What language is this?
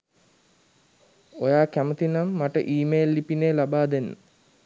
Sinhala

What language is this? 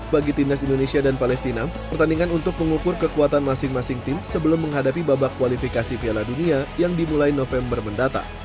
Indonesian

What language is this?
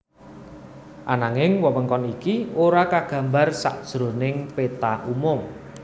Javanese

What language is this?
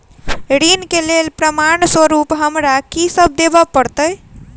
Maithili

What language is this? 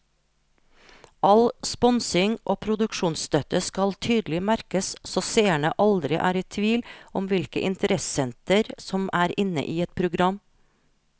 Norwegian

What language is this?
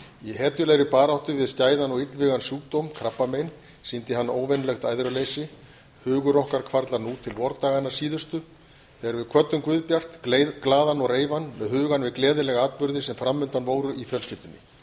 Icelandic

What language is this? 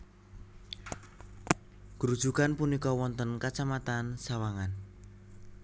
Javanese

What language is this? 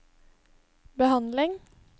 Norwegian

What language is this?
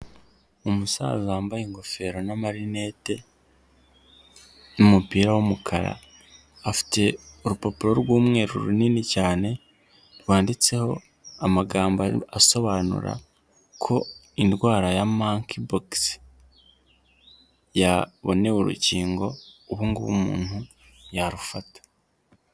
Kinyarwanda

